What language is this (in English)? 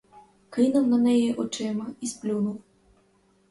Ukrainian